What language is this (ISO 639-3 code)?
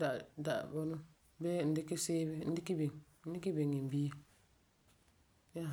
gur